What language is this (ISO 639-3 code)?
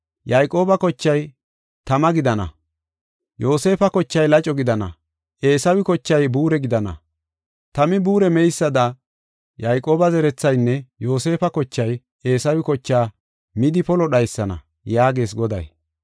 gof